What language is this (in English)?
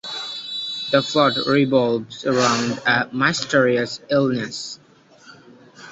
English